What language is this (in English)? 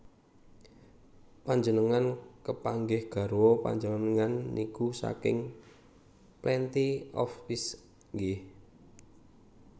Javanese